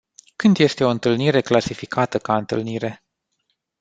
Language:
Romanian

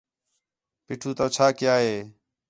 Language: Khetrani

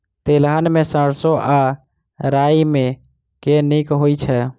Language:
Maithili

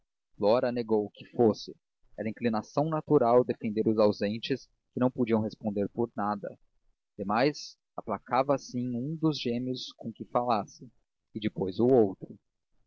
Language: Portuguese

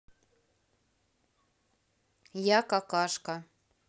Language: Russian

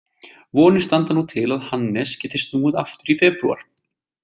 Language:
Icelandic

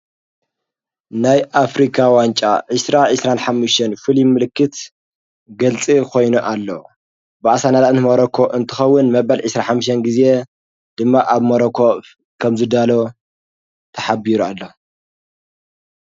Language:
Tigrinya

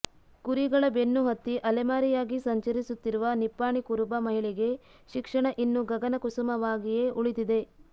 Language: Kannada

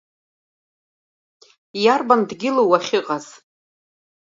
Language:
Abkhazian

